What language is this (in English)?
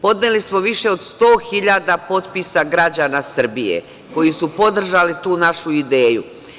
Serbian